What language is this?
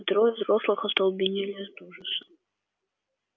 Russian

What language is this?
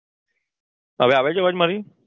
Gujarati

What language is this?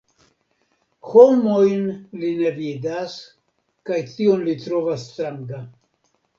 Esperanto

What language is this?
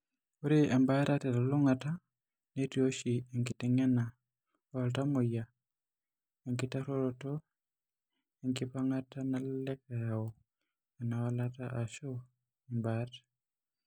Masai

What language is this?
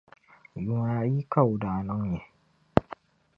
Dagbani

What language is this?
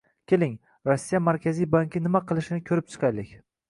Uzbek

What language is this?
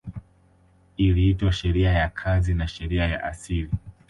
Swahili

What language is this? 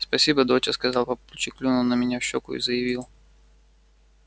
Russian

